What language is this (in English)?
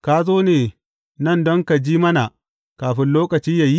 Hausa